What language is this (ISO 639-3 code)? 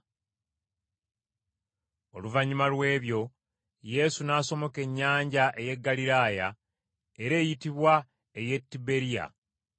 lug